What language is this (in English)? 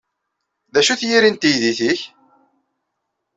Kabyle